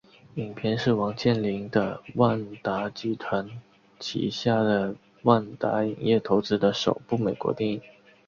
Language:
Chinese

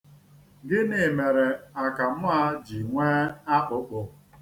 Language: Igbo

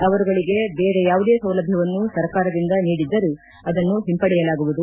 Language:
Kannada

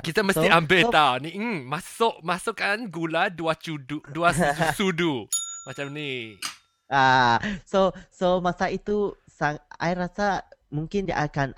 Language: Malay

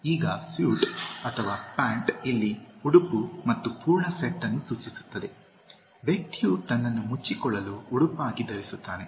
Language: Kannada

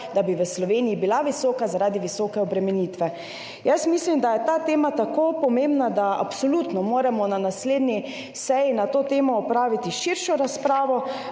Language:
Slovenian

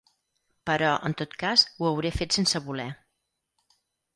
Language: Catalan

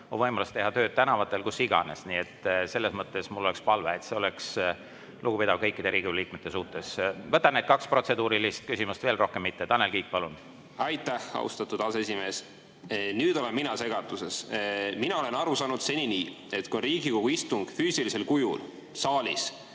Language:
Estonian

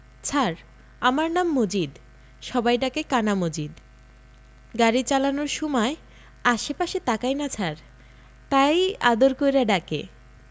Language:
Bangla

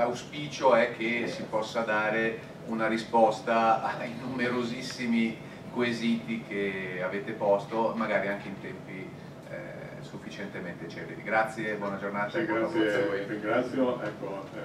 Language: Italian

